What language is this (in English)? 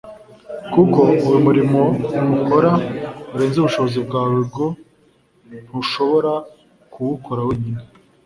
Kinyarwanda